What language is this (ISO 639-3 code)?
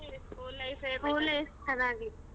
kan